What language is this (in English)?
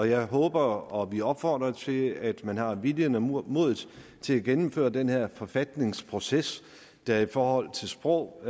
Danish